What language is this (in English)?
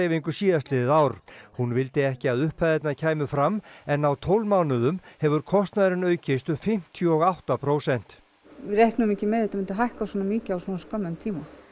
Icelandic